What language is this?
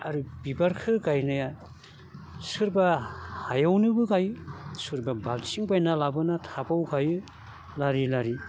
Bodo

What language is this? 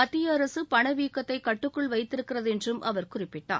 Tamil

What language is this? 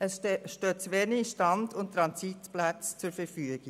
Swiss German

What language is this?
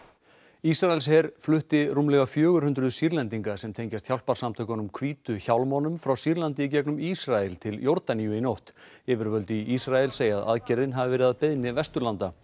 Icelandic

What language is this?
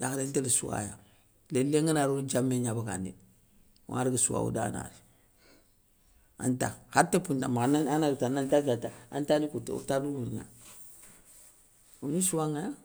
Soninke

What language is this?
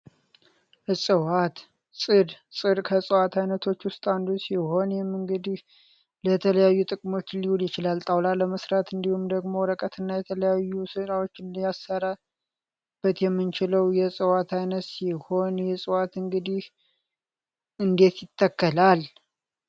Amharic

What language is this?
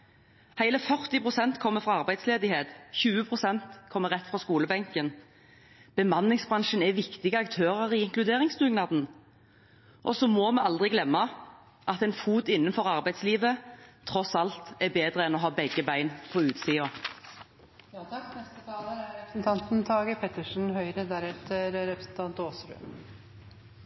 Norwegian Bokmål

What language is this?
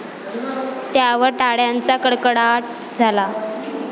Marathi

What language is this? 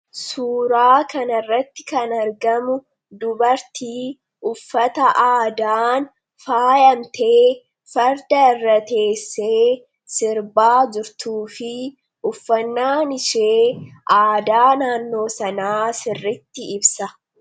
Oromo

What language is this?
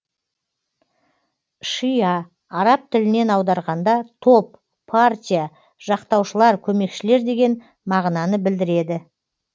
Kazakh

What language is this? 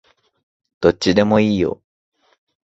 Japanese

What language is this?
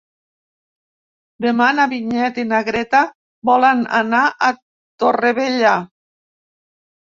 Catalan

